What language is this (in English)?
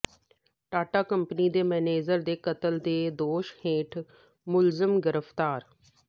Punjabi